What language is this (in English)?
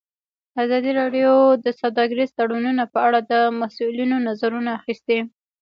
Pashto